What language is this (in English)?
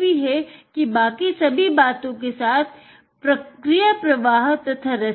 Hindi